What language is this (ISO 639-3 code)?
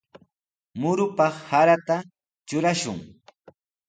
qws